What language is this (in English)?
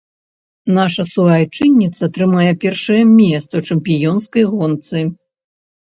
Belarusian